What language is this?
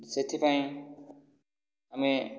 Odia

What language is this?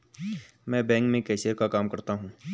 Hindi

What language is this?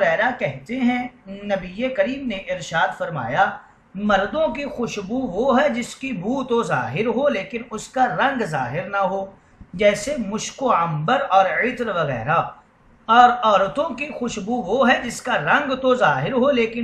Arabic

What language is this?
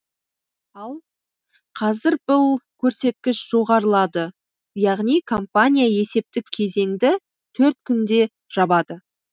Kazakh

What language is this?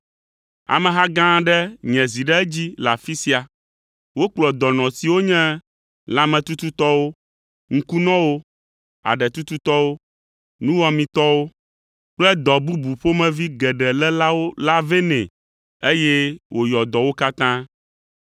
Ewe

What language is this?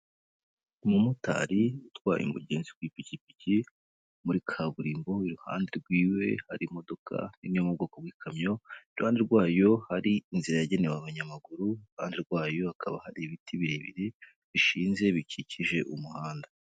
Kinyarwanda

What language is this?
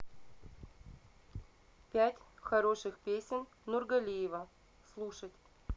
Russian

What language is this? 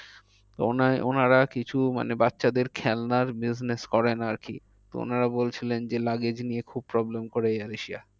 Bangla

